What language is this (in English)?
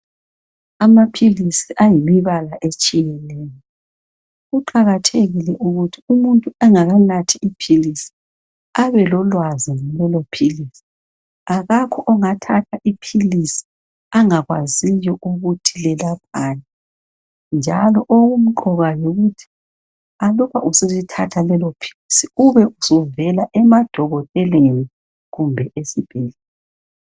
North Ndebele